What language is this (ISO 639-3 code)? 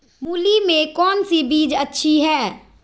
mag